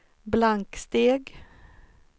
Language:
Swedish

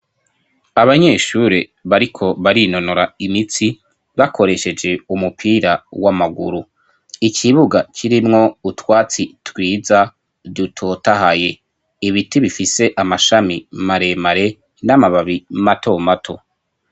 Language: Rundi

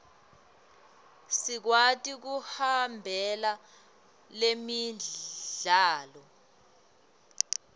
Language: Swati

